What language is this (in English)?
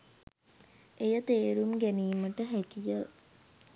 Sinhala